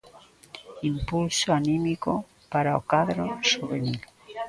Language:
Galician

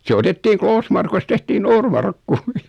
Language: Finnish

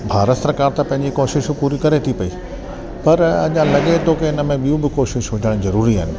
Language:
Sindhi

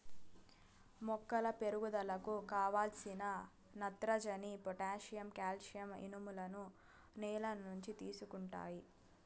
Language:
Telugu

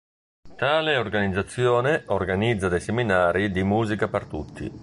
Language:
Italian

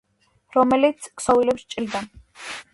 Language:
Georgian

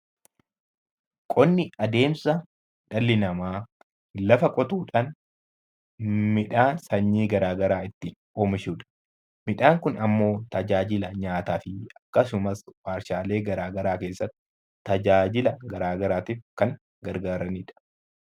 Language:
Oromo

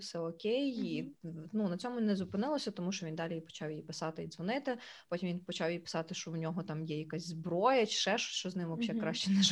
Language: Ukrainian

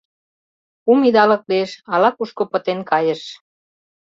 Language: Mari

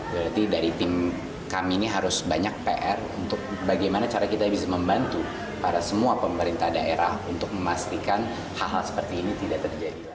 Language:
Indonesian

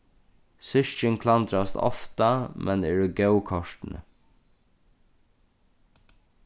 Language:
Faroese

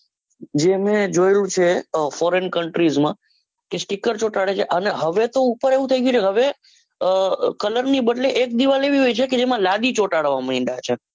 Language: Gujarati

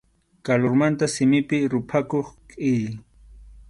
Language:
Arequipa-La Unión Quechua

